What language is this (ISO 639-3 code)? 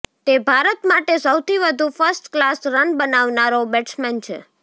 guj